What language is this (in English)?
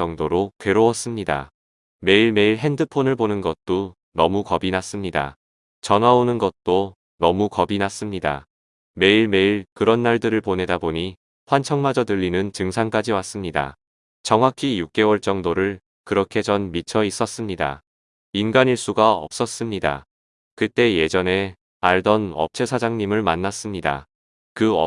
Korean